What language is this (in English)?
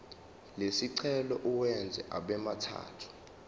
Zulu